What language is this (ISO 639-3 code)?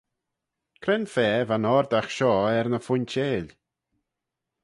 glv